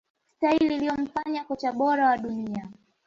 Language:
Swahili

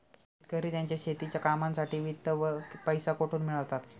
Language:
Marathi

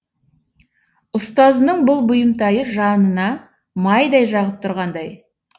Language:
Kazakh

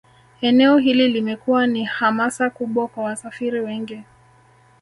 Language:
Swahili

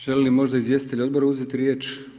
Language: Croatian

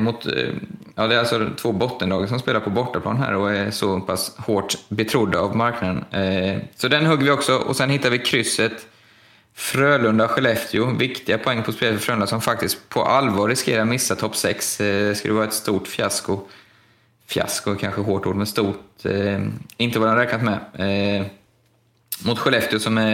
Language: Swedish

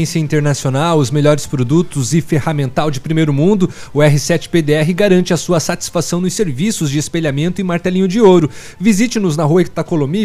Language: Portuguese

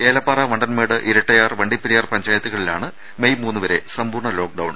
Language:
Malayalam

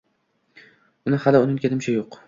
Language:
Uzbek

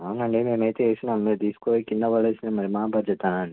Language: Telugu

